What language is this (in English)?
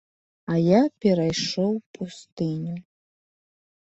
Belarusian